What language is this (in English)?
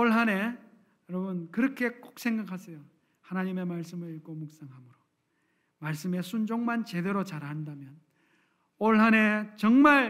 Korean